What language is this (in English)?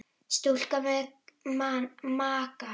Icelandic